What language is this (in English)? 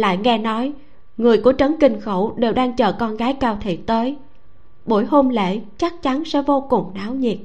Vietnamese